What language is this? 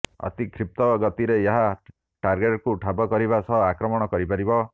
Odia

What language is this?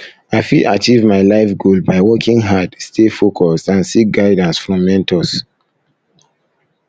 Nigerian Pidgin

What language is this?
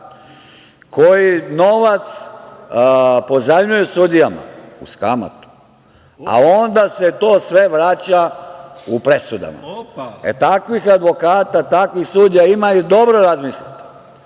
Serbian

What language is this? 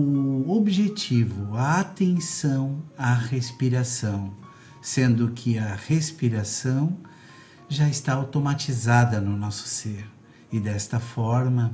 Portuguese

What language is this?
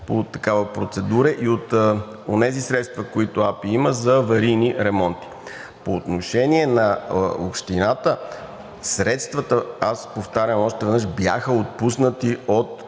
Bulgarian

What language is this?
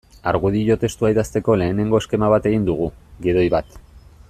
Basque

